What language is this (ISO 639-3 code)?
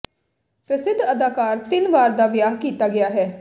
pan